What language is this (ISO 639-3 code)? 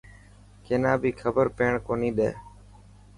mki